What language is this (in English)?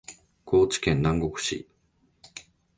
Japanese